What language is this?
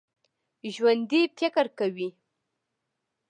Pashto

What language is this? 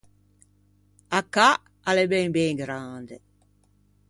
Ligurian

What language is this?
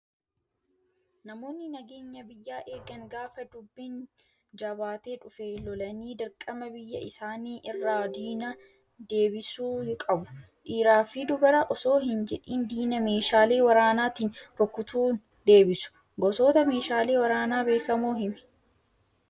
Oromo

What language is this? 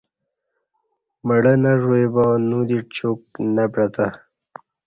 Kati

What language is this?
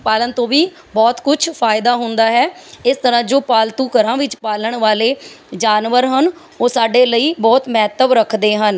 Punjabi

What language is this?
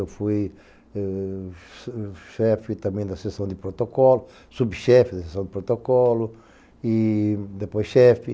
Portuguese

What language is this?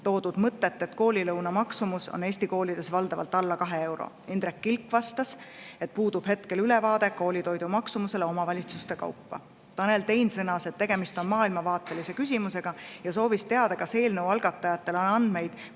Estonian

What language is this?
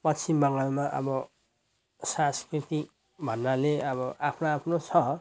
Nepali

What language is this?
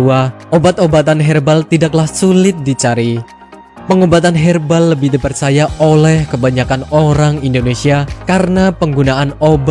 Indonesian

